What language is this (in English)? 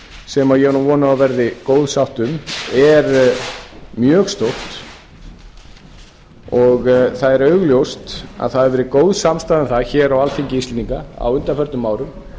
Icelandic